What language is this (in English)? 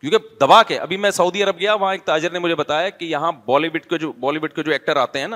Urdu